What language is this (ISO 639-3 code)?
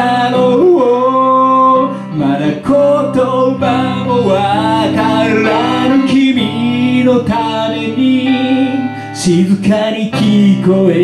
jpn